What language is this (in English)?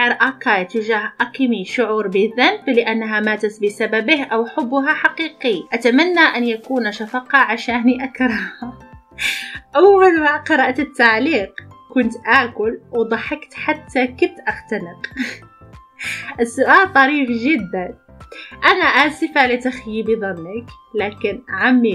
Arabic